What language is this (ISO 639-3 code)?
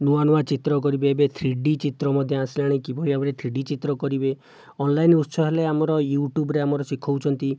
ori